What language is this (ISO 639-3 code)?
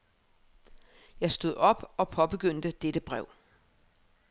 dan